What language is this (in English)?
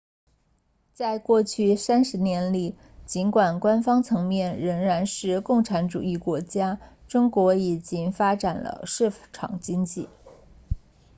Chinese